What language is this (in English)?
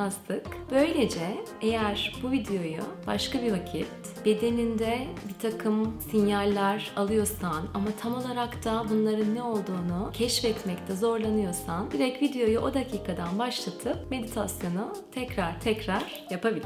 Turkish